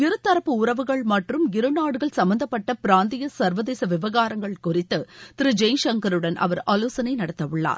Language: Tamil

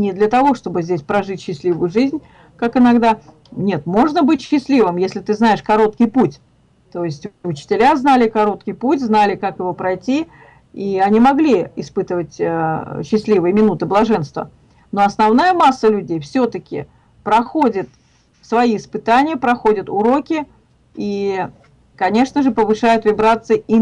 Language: Russian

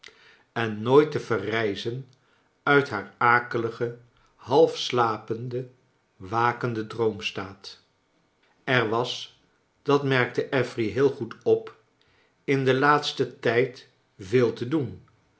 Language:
Dutch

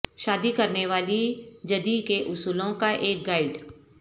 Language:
Urdu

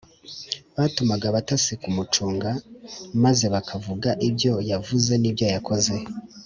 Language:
Kinyarwanda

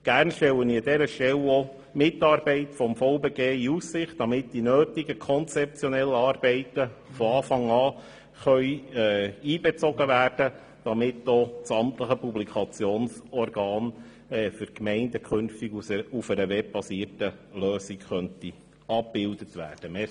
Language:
Swiss German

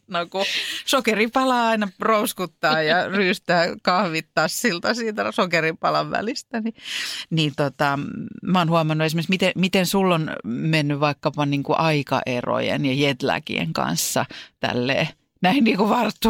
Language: Finnish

